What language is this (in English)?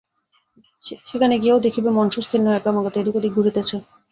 Bangla